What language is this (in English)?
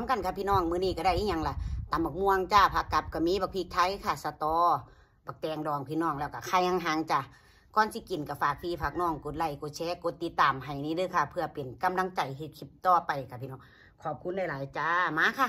Thai